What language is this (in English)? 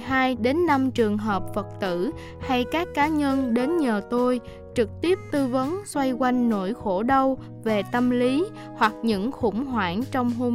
Vietnamese